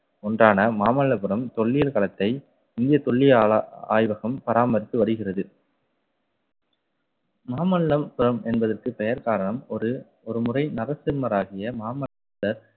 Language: Tamil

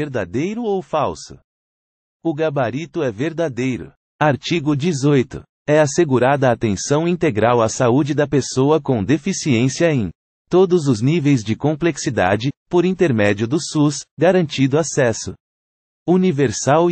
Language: Portuguese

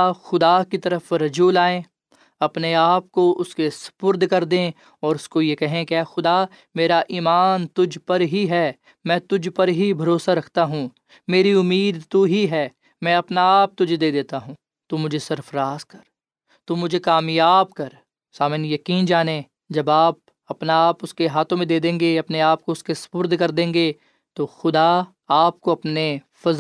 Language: Urdu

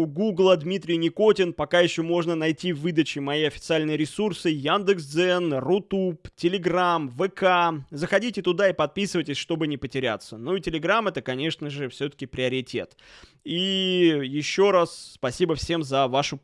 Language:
Russian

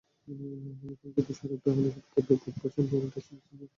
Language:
Bangla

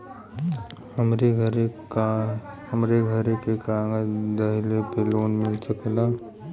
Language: Bhojpuri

